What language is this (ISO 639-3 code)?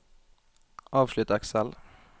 nor